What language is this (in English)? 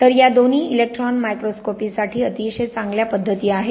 Marathi